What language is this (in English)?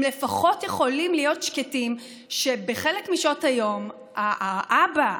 Hebrew